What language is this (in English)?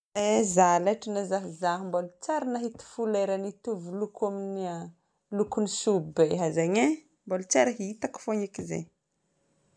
Northern Betsimisaraka Malagasy